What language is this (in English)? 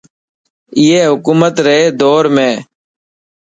Dhatki